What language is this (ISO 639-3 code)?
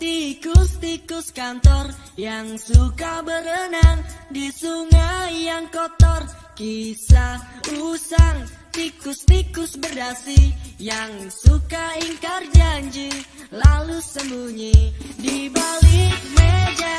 ind